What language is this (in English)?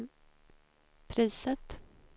Swedish